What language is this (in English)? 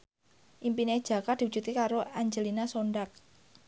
Javanese